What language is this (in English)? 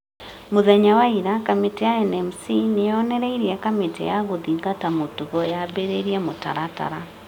Kikuyu